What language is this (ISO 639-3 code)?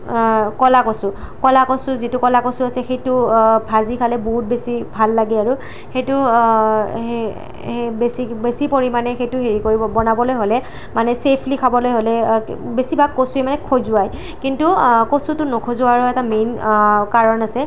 asm